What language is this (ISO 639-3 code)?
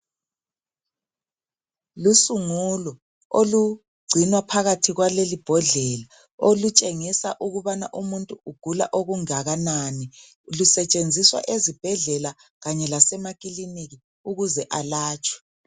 nde